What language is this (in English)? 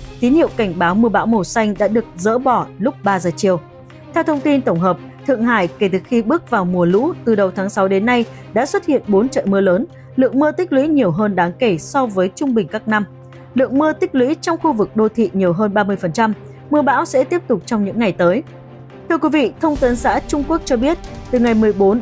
Vietnamese